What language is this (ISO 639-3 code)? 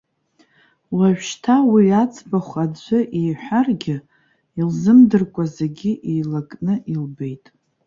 abk